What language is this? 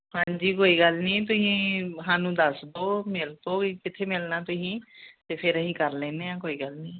Punjabi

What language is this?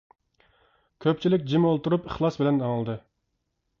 Uyghur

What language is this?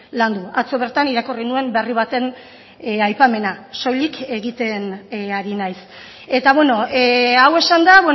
Basque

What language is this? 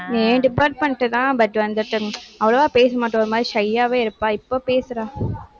Tamil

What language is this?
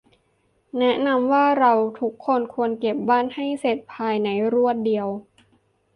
Thai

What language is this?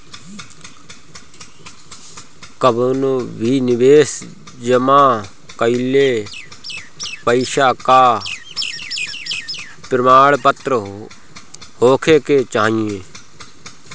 Bhojpuri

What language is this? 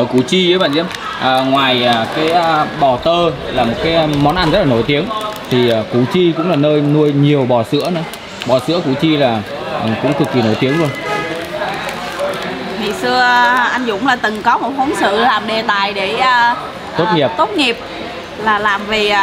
Vietnamese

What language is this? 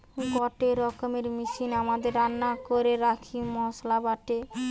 Bangla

